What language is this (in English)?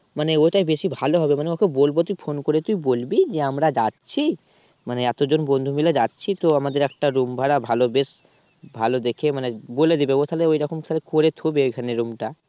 Bangla